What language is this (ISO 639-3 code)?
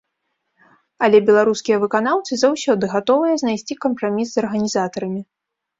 bel